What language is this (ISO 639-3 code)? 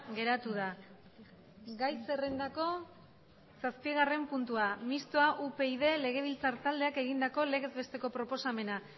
eus